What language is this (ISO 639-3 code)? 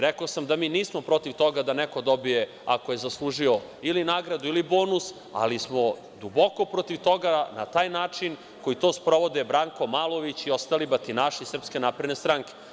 srp